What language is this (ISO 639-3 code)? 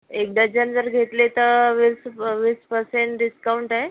mar